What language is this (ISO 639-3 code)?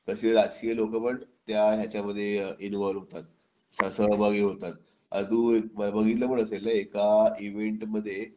mar